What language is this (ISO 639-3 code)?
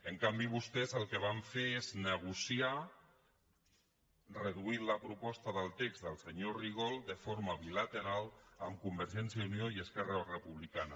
cat